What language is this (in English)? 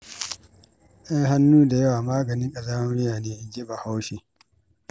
Hausa